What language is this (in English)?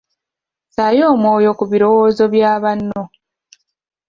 Ganda